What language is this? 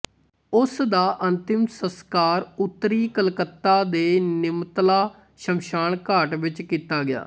Punjabi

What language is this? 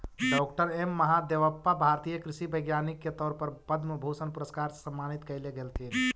Magahi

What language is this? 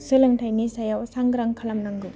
Bodo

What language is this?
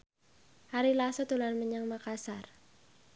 Javanese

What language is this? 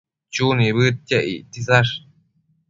Matsés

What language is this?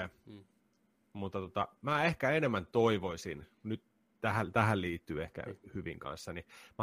Finnish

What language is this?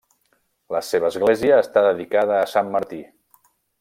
Catalan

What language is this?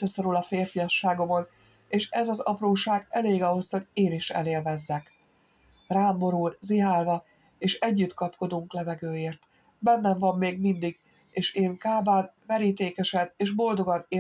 Hungarian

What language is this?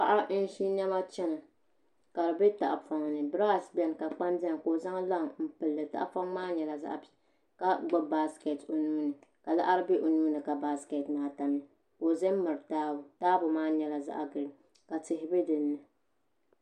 Dagbani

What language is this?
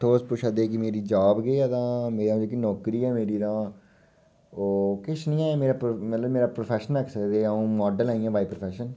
Dogri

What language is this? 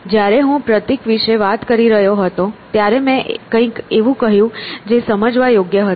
Gujarati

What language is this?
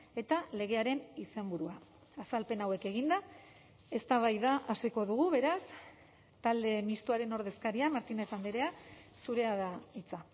Basque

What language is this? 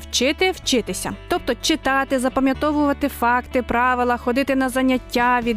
Ukrainian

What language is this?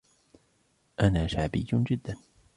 Arabic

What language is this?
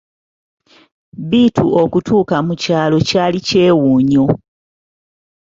Ganda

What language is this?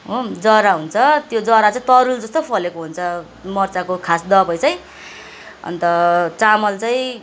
Nepali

